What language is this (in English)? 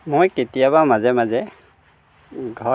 Assamese